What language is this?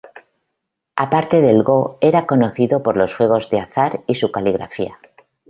Spanish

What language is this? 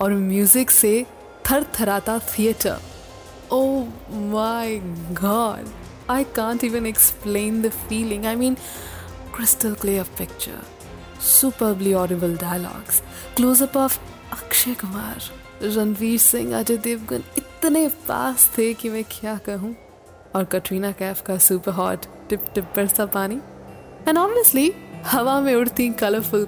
Hindi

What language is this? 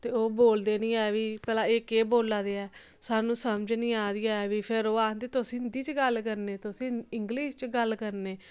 Dogri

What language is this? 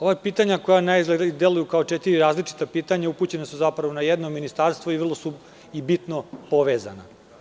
Serbian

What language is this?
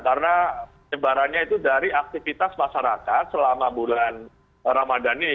Indonesian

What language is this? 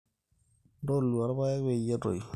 Masai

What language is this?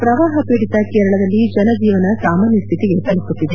Kannada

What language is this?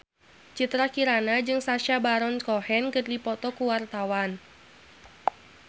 Sundanese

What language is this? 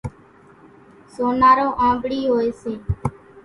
Kachi Koli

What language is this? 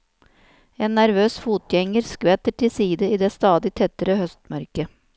Norwegian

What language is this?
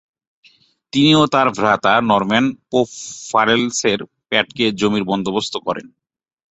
Bangla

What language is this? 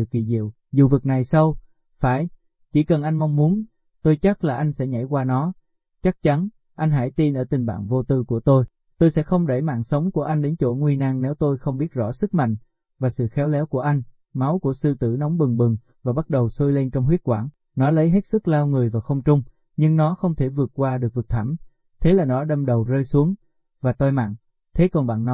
Vietnamese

